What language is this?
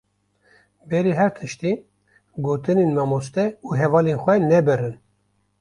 Kurdish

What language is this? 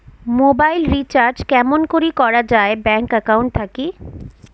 Bangla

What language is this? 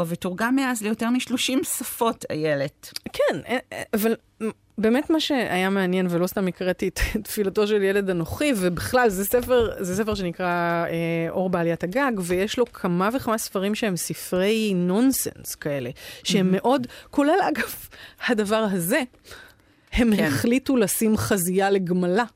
Hebrew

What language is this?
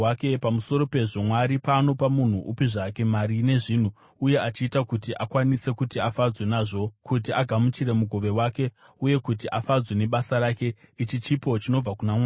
Shona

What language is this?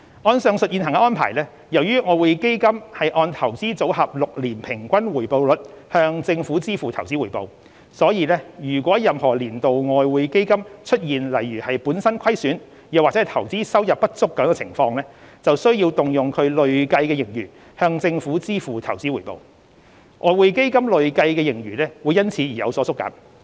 Cantonese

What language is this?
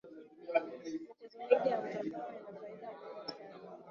Swahili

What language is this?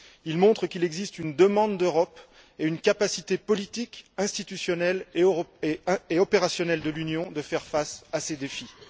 French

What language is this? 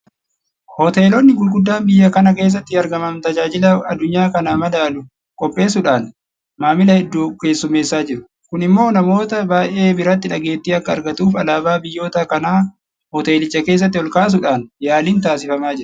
Oromo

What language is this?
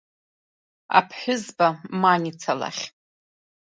Abkhazian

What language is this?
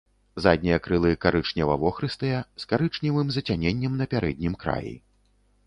Belarusian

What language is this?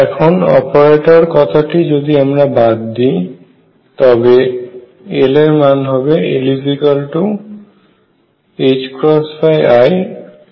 Bangla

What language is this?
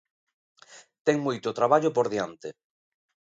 Galician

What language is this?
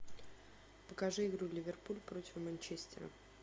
Russian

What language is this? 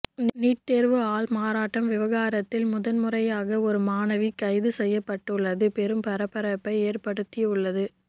Tamil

